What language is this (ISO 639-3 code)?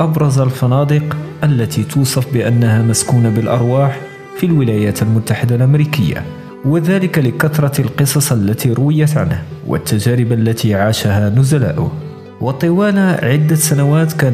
ara